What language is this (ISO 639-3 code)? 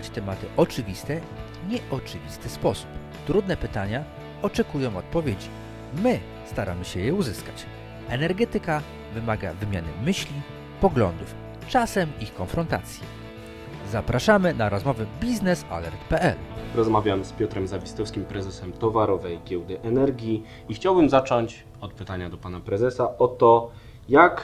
pol